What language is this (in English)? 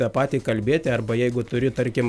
Lithuanian